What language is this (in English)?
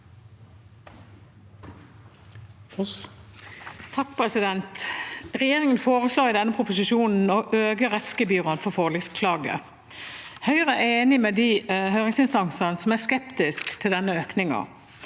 Norwegian